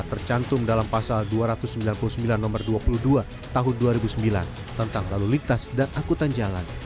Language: Indonesian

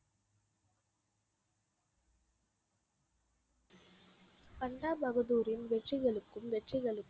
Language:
Tamil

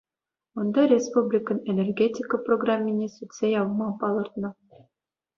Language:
Chuvash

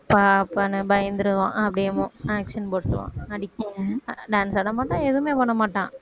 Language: Tamil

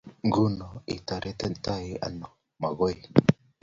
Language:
Kalenjin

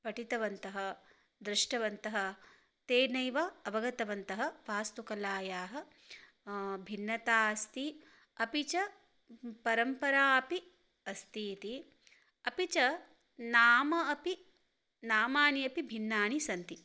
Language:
Sanskrit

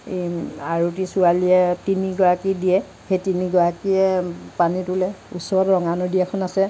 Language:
Assamese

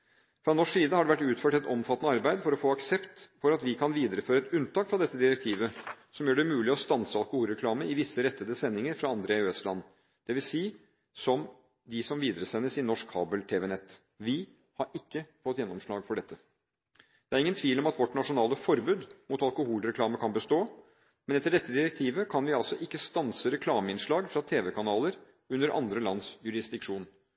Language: Norwegian Bokmål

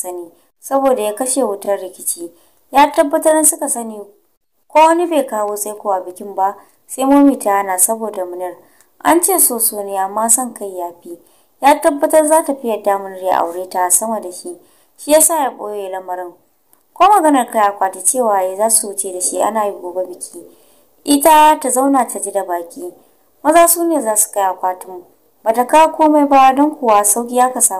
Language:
Romanian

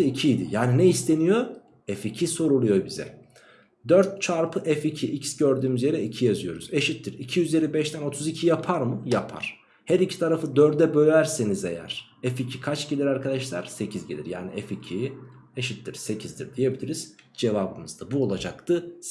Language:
Turkish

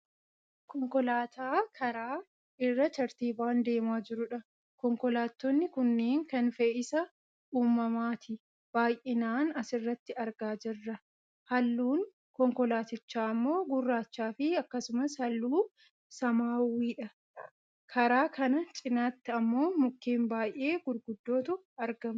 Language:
Oromo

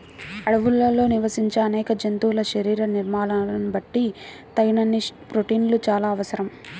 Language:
Telugu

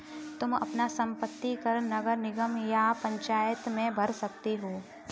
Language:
Hindi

